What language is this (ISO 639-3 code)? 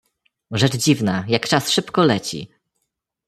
pol